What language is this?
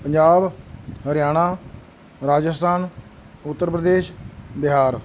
Punjabi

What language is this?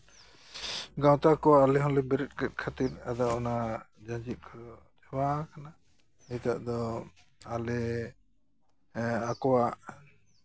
Santali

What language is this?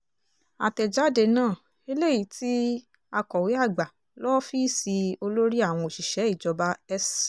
Yoruba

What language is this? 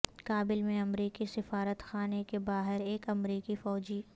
Urdu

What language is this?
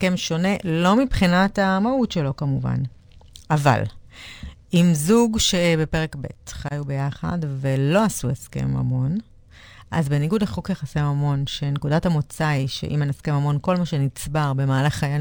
Hebrew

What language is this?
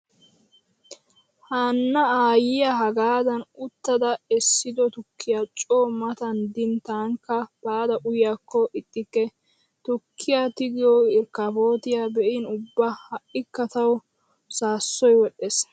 Wolaytta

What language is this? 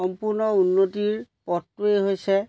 Assamese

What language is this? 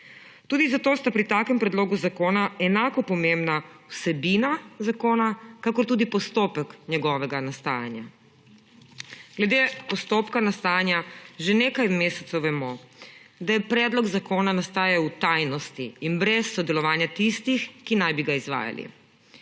Slovenian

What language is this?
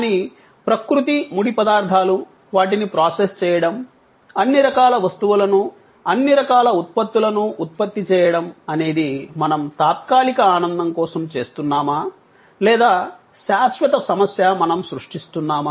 Telugu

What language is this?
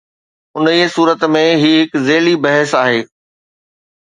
Sindhi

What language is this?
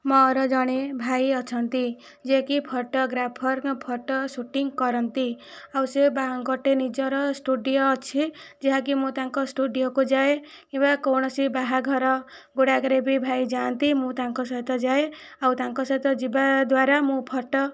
Odia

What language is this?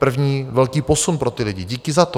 Czech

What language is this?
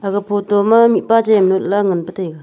Wancho Naga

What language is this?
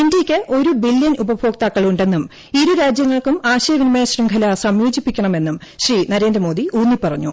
Malayalam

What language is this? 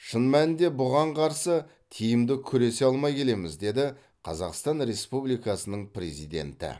Kazakh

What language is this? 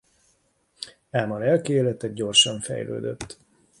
Hungarian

